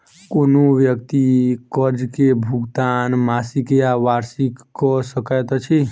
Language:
Maithili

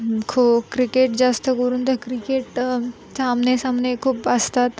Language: Marathi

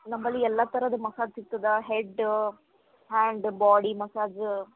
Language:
Kannada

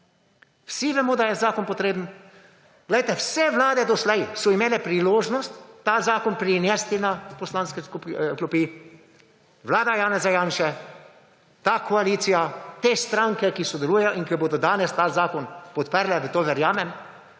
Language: Slovenian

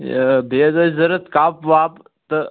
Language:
Kashmiri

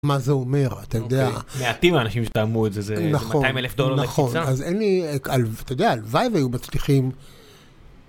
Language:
Hebrew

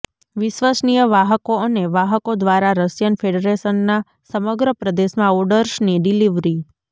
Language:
Gujarati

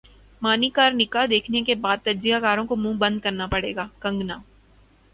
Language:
Urdu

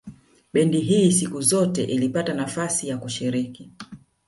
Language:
Swahili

